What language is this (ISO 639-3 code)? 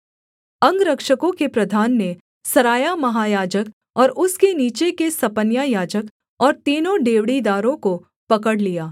hin